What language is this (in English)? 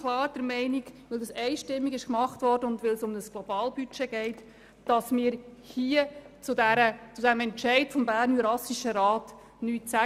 Swiss German